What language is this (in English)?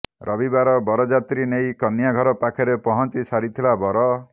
Odia